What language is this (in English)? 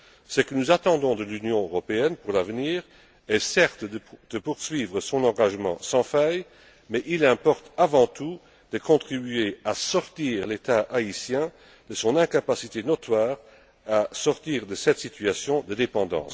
French